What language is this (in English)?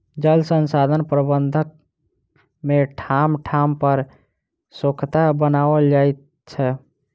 Maithili